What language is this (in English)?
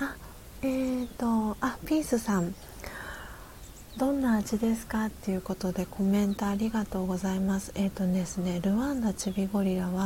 Japanese